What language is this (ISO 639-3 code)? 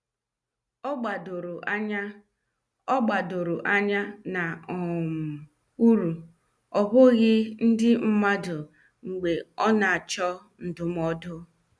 ibo